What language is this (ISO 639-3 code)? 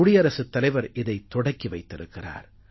tam